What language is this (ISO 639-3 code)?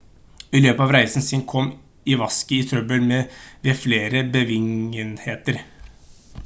nob